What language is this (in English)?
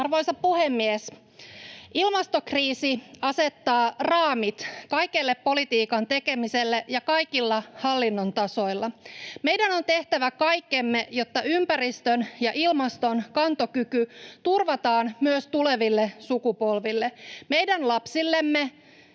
Finnish